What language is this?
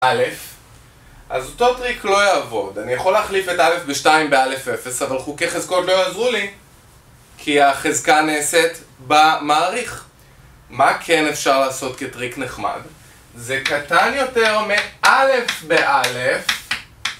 Hebrew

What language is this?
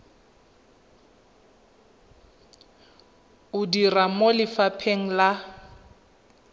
Tswana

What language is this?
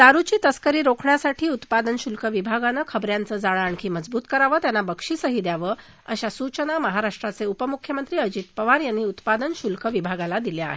Marathi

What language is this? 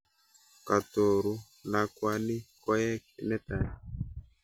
Kalenjin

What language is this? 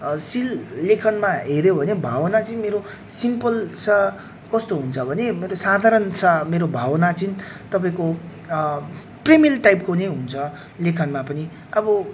Nepali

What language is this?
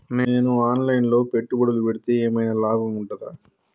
Telugu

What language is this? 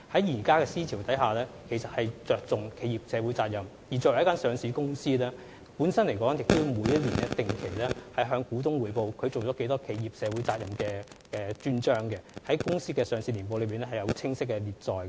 Cantonese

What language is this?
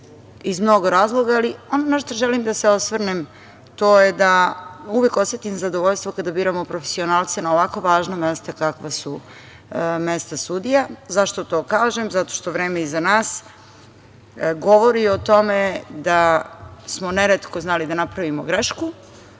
Serbian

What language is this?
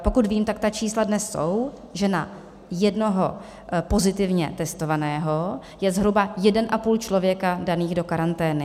Czech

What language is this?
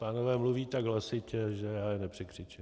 Czech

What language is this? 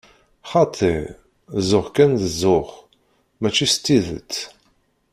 Kabyle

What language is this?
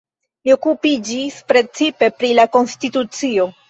Esperanto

